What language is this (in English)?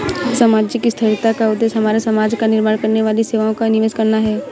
Hindi